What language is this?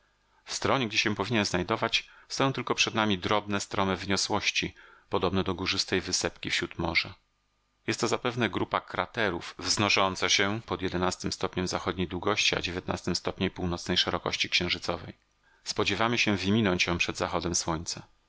Polish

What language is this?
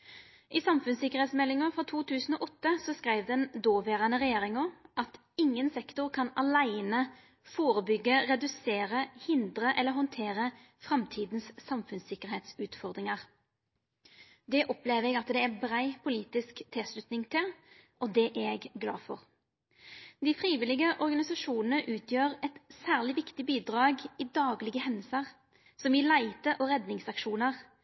Norwegian Nynorsk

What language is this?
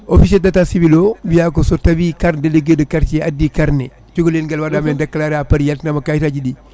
Fula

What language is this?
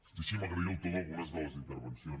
Catalan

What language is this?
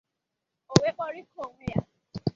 Igbo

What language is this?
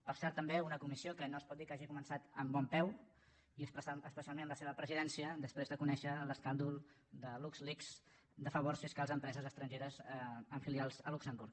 Catalan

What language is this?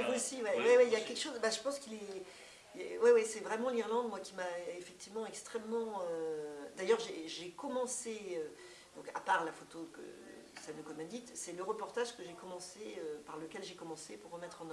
French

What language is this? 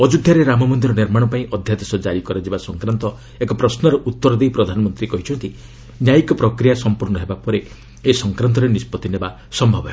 Odia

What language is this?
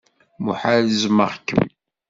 Kabyle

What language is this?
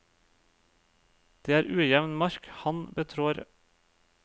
Norwegian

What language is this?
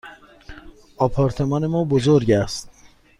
Persian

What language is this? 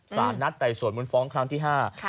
Thai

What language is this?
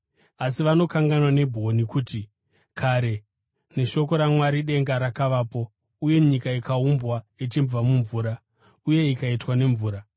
Shona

